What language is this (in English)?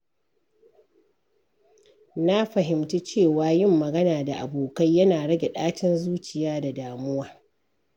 Hausa